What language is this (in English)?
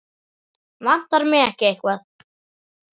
Icelandic